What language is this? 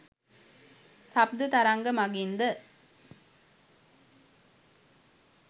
Sinhala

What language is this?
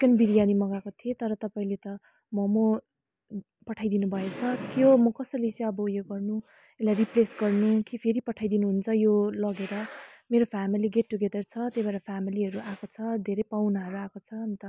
Nepali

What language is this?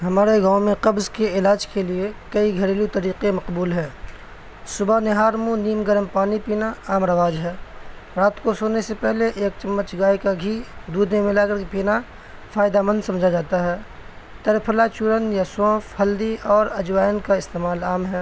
Urdu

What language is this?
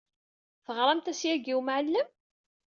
Kabyle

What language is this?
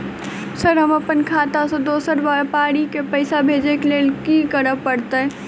Maithili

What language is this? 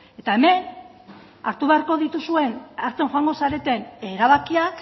Basque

